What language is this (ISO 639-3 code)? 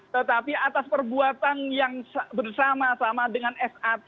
ind